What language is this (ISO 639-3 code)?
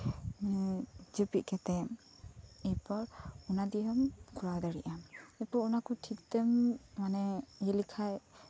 sat